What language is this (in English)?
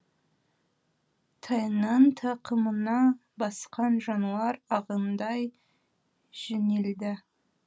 Kazakh